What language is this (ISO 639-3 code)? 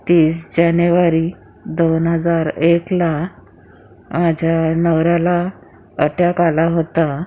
mar